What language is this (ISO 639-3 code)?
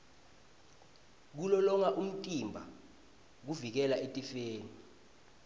ssw